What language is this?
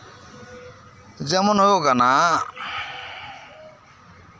Santali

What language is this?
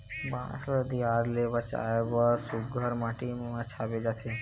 Chhattisgarhi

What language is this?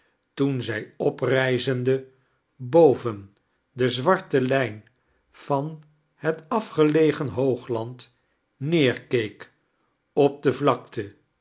Dutch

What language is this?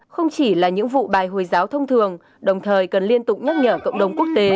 Vietnamese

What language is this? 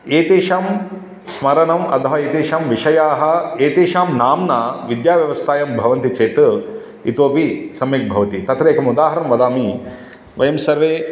Sanskrit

